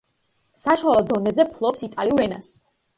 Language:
Georgian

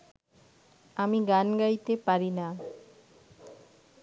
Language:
Bangla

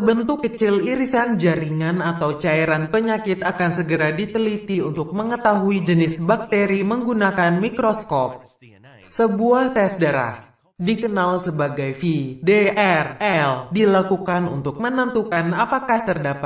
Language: Indonesian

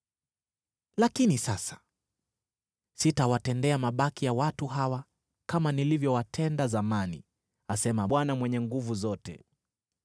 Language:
Swahili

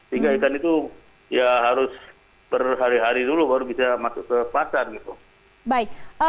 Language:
Indonesian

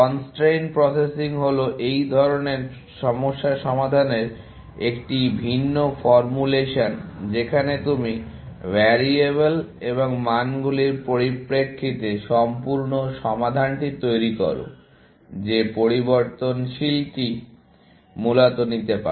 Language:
Bangla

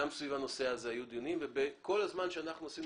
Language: Hebrew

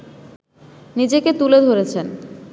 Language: Bangla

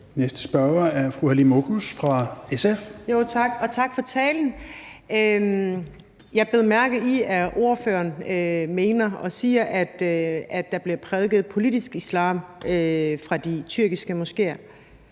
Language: Danish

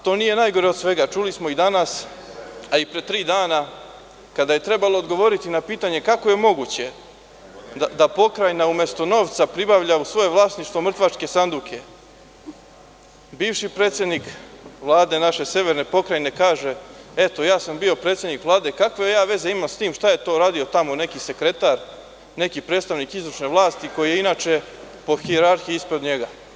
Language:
Serbian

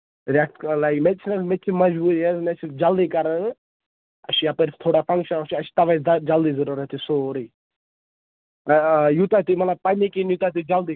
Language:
Kashmiri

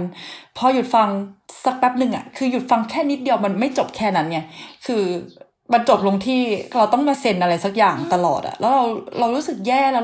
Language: Thai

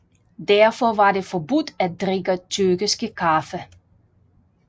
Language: Danish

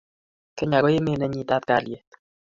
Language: Kalenjin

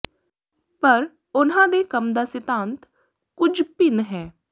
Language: Punjabi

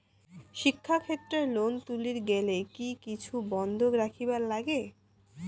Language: Bangla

